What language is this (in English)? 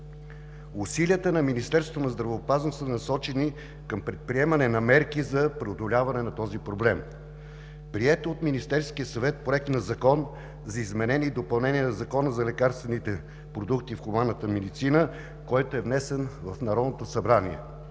Bulgarian